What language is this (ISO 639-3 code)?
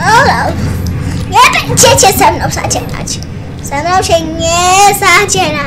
pol